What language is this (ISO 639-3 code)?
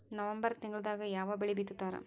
kan